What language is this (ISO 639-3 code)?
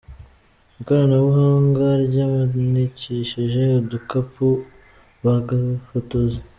kin